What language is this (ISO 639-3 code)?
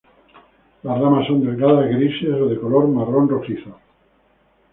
spa